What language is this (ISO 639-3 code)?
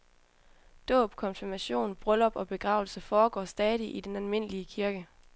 dan